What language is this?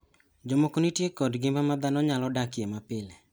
Luo (Kenya and Tanzania)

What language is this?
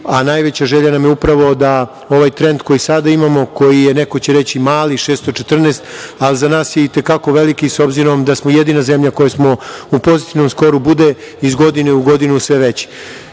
Serbian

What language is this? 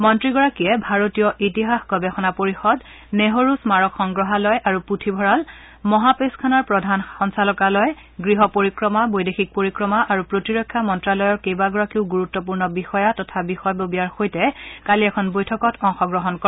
Assamese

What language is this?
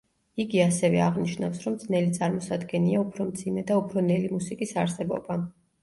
Georgian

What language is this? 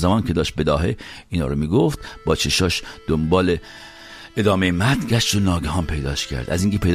Persian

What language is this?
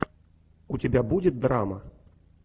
Russian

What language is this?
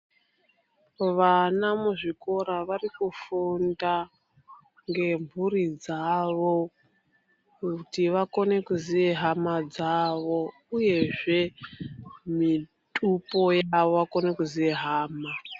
Ndau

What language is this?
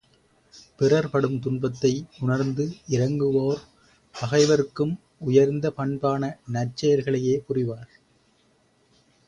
Tamil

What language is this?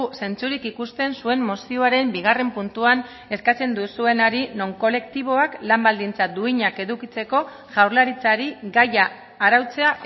Basque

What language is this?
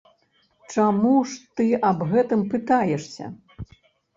Belarusian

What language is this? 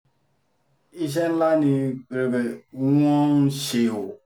Yoruba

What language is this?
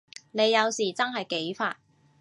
Cantonese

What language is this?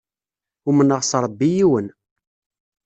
Kabyle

